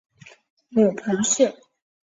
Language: Chinese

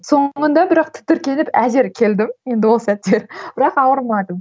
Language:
Kazakh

